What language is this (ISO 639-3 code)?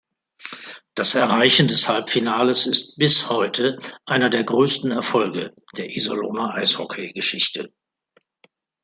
deu